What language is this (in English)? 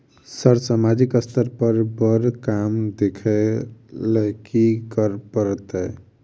Maithili